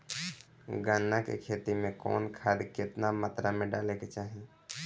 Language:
Bhojpuri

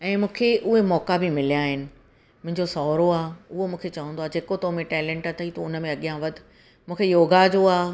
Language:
Sindhi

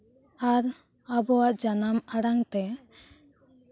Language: Santali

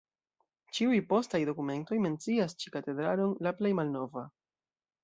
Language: Esperanto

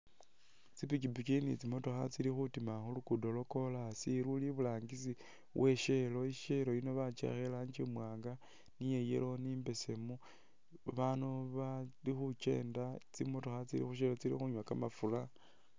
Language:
Masaaba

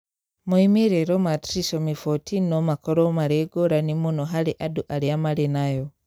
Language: Kikuyu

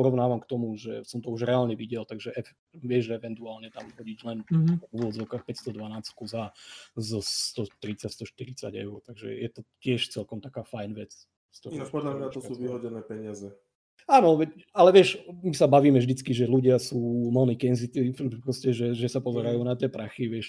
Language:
Slovak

